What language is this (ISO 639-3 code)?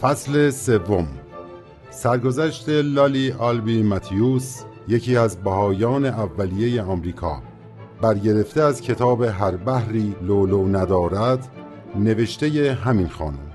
fas